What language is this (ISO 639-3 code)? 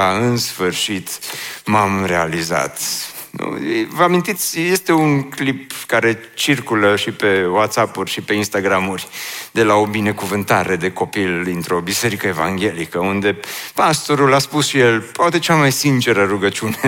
ron